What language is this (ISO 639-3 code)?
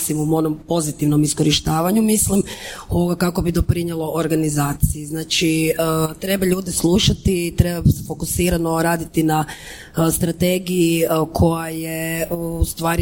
hrv